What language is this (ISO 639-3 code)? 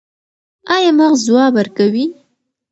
pus